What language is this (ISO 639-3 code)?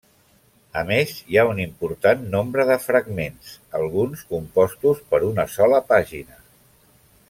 cat